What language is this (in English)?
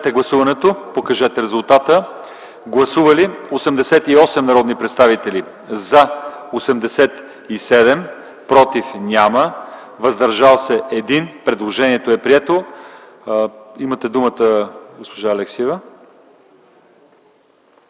Bulgarian